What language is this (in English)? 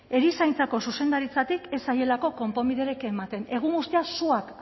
Basque